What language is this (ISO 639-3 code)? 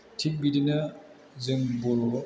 brx